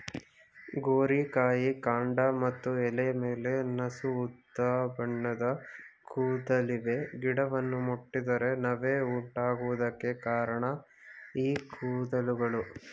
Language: Kannada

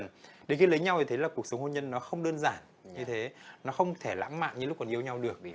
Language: Vietnamese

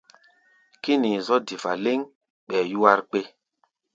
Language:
Gbaya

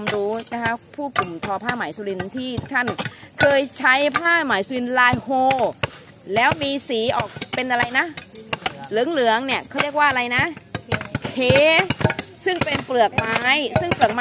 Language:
Thai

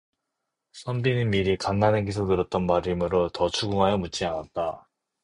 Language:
Korean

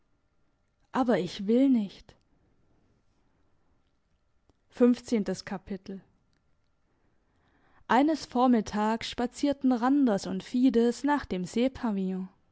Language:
German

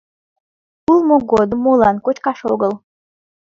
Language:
Mari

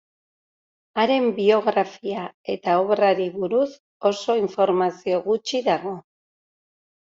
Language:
Basque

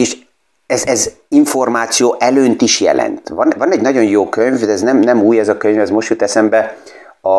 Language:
Hungarian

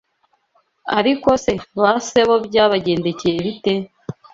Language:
Kinyarwanda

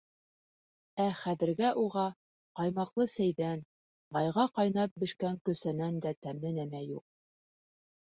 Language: Bashkir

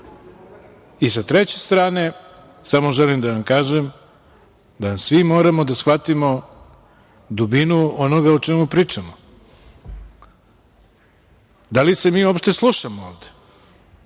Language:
Serbian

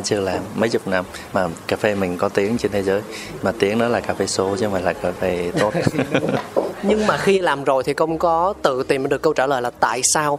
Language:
Vietnamese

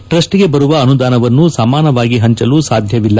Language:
Kannada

